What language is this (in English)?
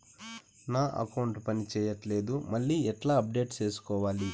Telugu